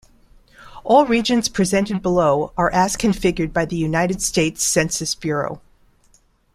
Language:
English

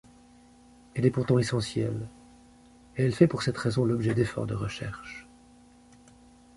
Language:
French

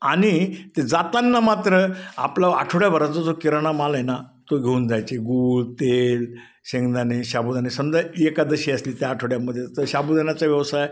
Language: Marathi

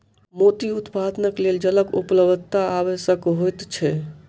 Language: Maithili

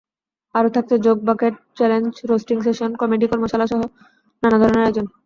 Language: Bangla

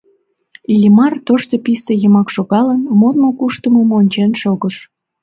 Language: Mari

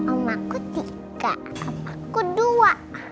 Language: Indonesian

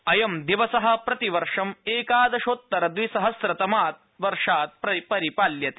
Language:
Sanskrit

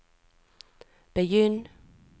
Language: Norwegian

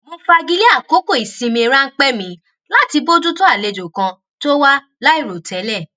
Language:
Yoruba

